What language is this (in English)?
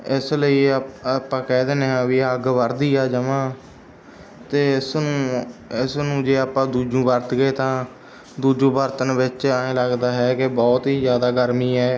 Punjabi